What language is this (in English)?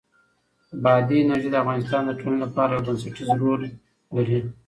Pashto